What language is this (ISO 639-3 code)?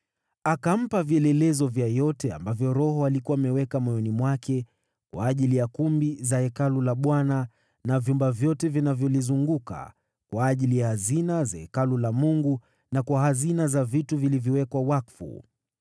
swa